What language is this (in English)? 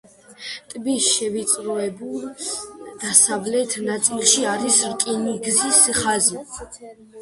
Georgian